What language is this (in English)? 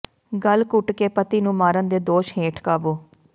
Punjabi